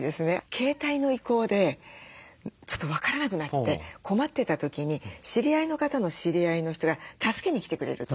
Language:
Japanese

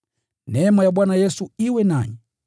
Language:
Swahili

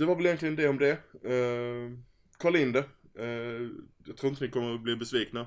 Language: Swedish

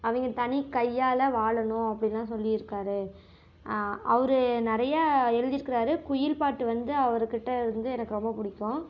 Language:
Tamil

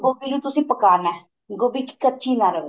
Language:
Punjabi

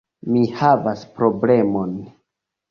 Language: Esperanto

